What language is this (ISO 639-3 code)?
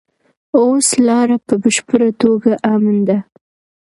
pus